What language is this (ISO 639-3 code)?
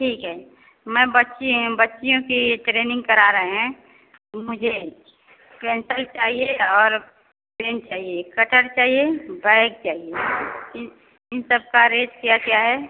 hin